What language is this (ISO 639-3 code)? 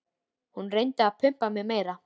isl